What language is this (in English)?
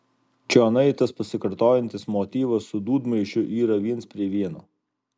Lithuanian